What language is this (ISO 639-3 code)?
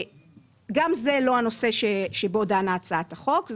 heb